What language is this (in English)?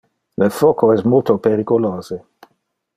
Interlingua